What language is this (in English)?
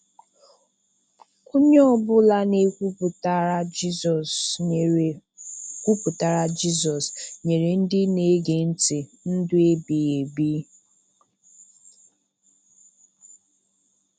Igbo